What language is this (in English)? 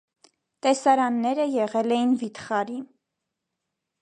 Armenian